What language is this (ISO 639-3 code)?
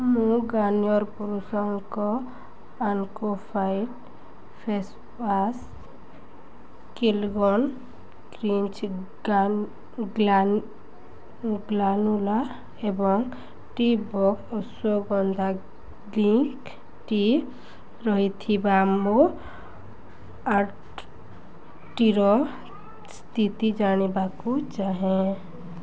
ori